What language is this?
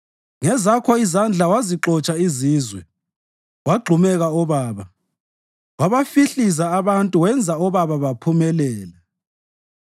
North Ndebele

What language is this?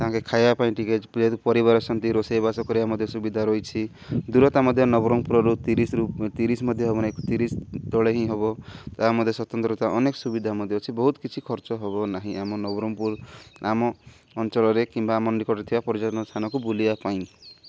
Odia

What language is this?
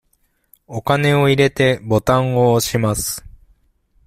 Japanese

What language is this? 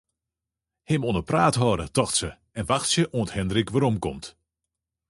Western Frisian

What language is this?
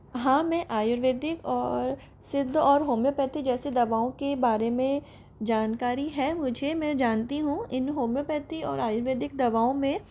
Hindi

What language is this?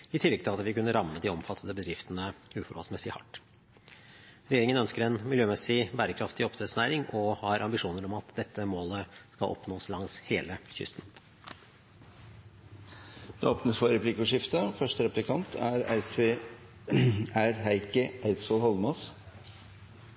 Norwegian Bokmål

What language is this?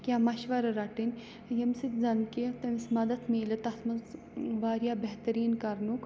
Kashmiri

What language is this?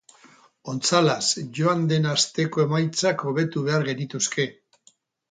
Basque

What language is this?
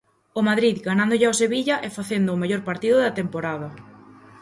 Galician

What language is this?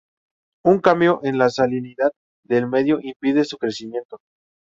Spanish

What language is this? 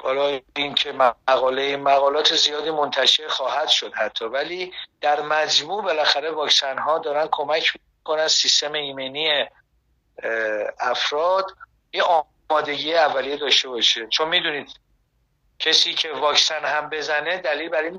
Persian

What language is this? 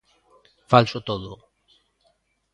Galician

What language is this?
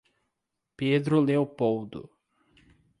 Portuguese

